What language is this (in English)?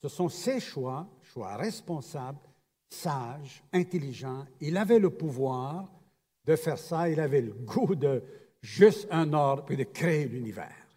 French